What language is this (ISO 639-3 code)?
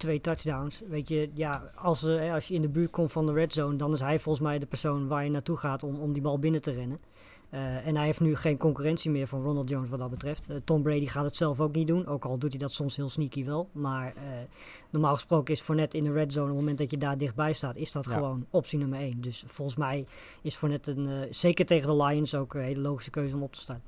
nld